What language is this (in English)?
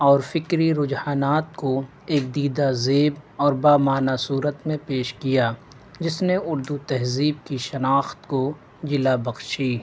Urdu